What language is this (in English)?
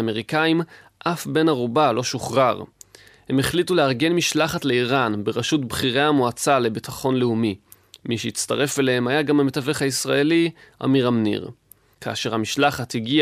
Hebrew